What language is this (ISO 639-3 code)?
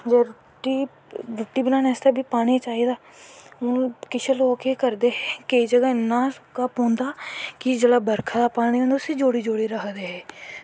doi